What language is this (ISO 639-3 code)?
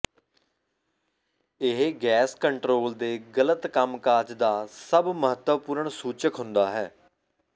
pan